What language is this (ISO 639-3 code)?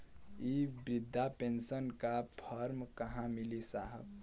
bho